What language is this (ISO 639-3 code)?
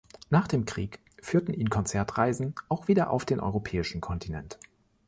deu